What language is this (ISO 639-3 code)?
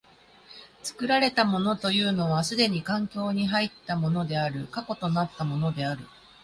jpn